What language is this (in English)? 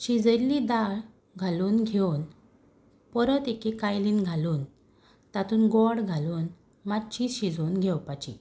Konkani